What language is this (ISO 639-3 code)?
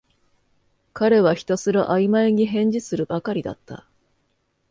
jpn